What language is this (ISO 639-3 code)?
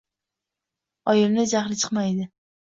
uzb